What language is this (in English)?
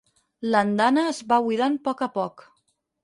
Catalan